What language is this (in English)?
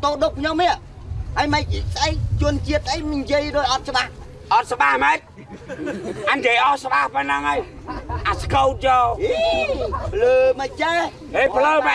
Vietnamese